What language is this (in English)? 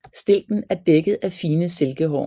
Danish